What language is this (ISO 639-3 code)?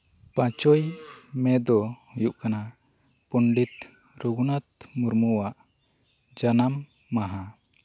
sat